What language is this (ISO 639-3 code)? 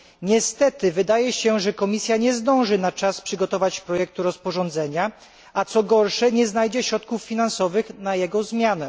pol